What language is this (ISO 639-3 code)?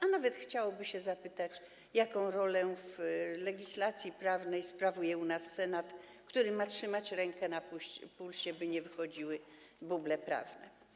pol